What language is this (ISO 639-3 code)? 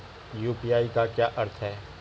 hin